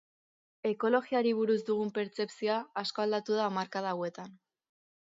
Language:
Basque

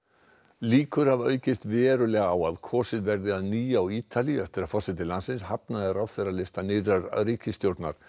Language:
Icelandic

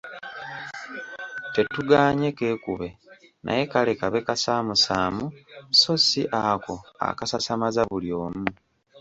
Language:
Ganda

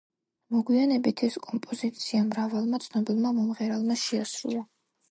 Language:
Georgian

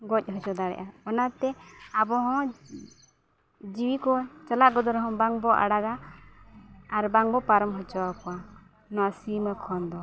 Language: Santali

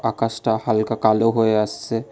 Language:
Bangla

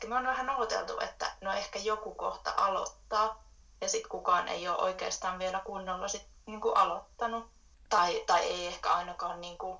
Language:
Finnish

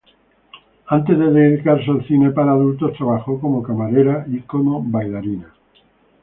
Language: Spanish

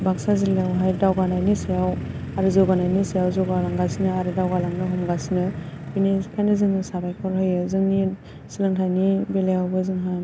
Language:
Bodo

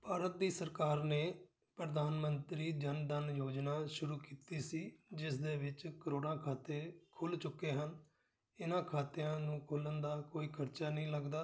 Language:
Punjabi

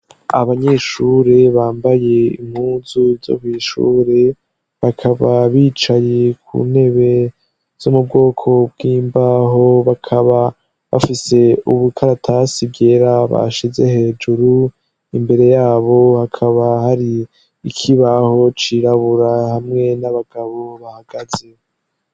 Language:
Rundi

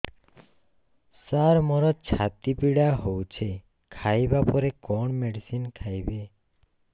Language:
Odia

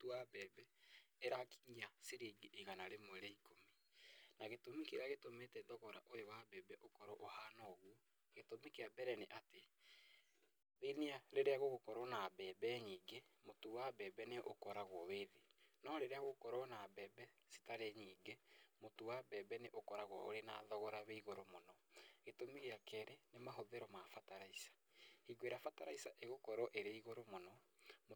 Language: Kikuyu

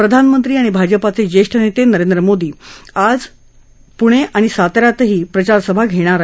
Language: Marathi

